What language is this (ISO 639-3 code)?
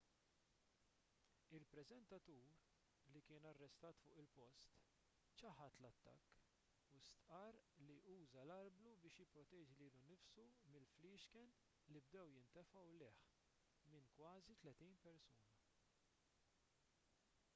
mlt